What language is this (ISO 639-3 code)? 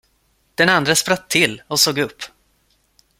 swe